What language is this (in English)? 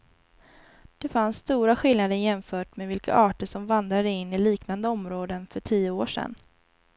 Swedish